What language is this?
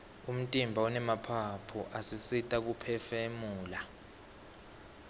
Swati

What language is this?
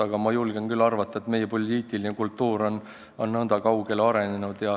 Estonian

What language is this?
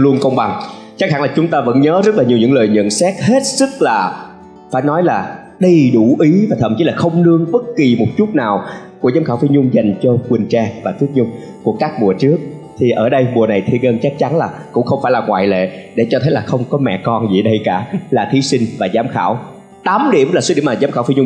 Vietnamese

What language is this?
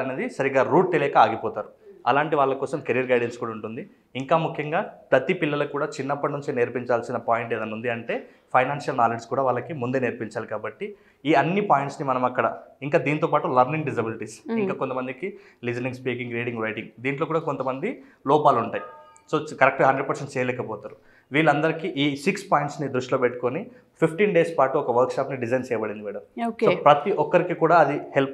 Telugu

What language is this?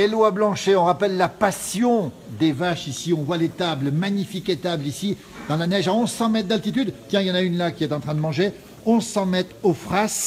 French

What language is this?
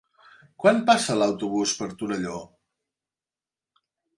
Catalan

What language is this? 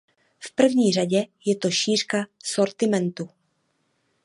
Czech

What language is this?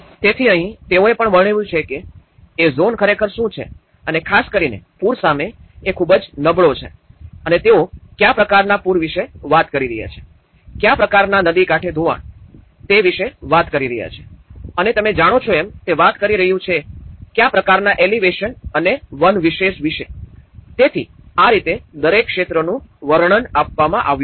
Gujarati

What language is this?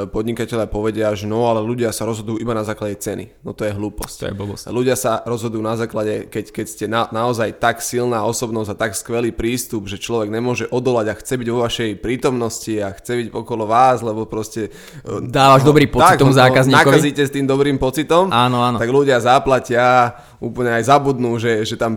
Slovak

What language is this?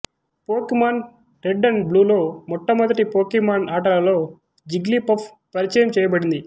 Telugu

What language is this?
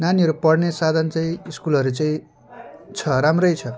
Nepali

